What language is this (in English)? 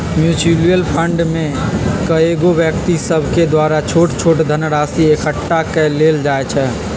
Magahi